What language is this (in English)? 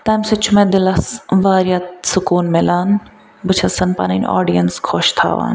Kashmiri